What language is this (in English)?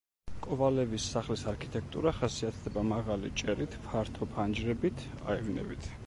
Georgian